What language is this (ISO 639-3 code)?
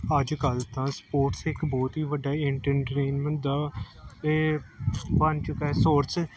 pan